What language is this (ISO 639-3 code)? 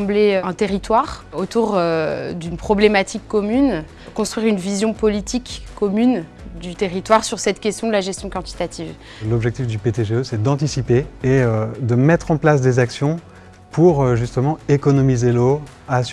fra